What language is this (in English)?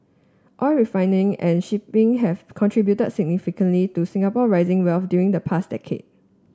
English